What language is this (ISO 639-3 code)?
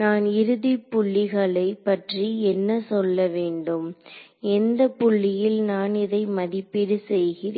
tam